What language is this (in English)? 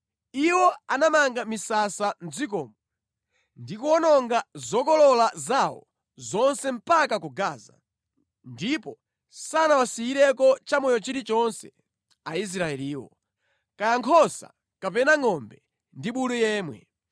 Nyanja